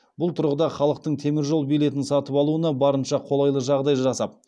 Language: Kazakh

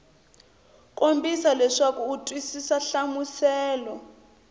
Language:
Tsonga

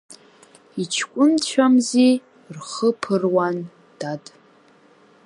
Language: Abkhazian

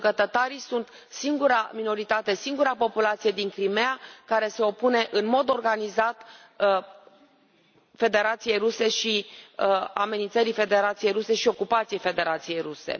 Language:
Romanian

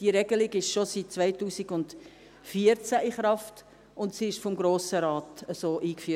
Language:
Swiss German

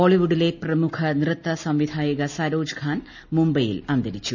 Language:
Malayalam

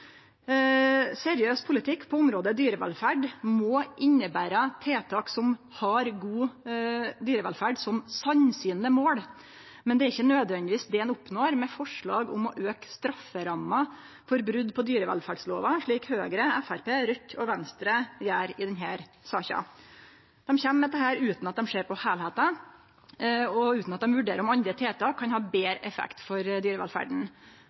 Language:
Norwegian Nynorsk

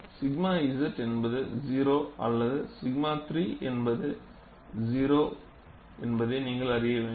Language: Tamil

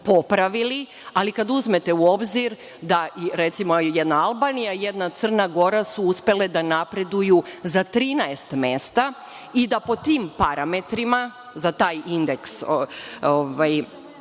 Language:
Serbian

